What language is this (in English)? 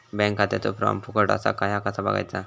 Marathi